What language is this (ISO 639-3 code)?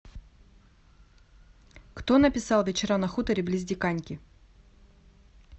rus